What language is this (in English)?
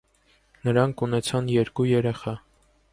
Armenian